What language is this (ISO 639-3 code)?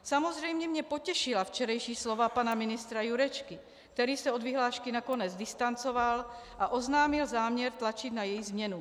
ces